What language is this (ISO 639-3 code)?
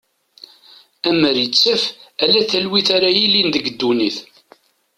kab